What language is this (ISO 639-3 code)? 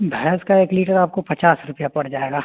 hin